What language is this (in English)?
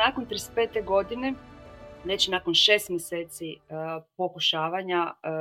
Croatian